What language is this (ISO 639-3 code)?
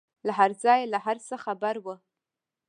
pus